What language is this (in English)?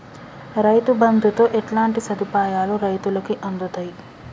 Telugu